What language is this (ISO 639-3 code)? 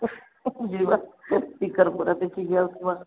ori